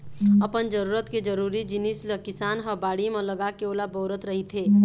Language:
Chhattisgarhi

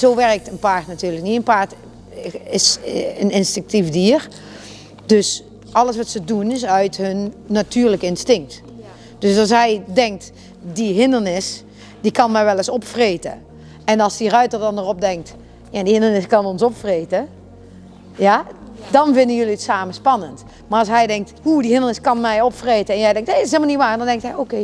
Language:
Dutch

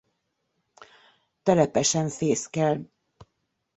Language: Hungarian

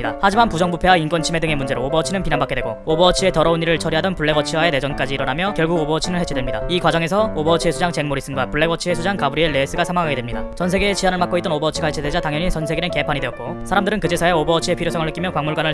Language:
Korean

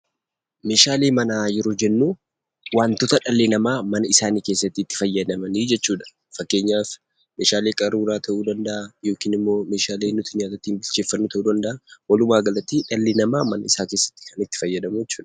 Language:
Oromo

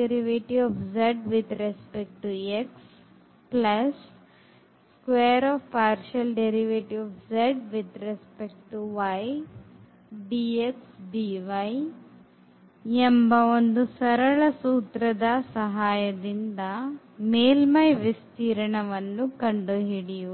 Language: Kannada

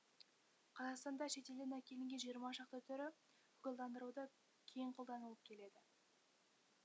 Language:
Kazakh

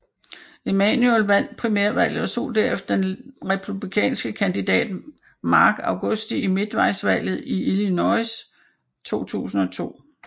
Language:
Danish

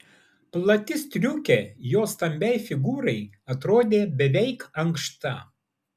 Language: Lithuanian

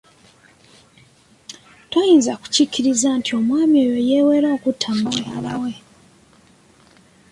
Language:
Ganda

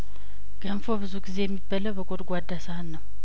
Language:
Amharic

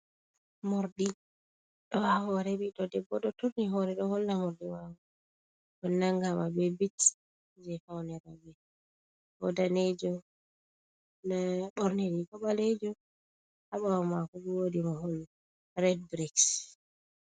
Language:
Fula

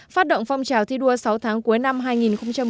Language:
Vietnamese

